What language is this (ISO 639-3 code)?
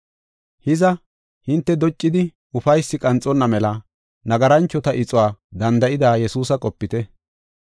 gof